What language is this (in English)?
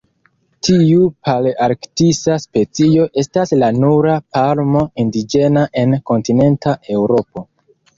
Esperanto